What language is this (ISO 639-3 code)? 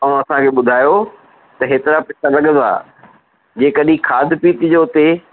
snd